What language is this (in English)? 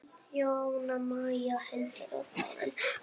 Icelandic